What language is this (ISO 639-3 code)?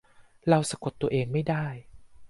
tha